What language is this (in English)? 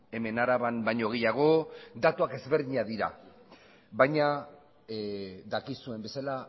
Basque